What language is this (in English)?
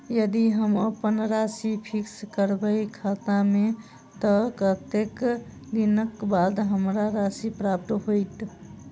Maithili